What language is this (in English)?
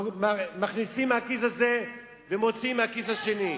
Hebrew